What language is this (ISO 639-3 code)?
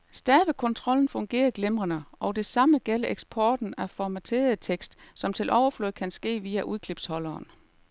dan